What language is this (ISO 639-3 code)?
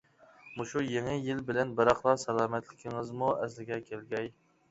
uig